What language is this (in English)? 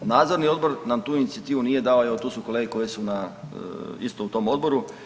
Croatian